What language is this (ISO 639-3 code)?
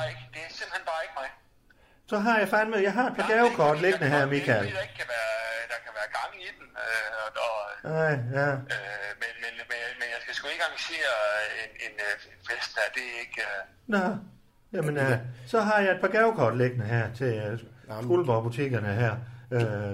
dan